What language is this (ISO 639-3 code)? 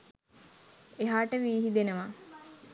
sin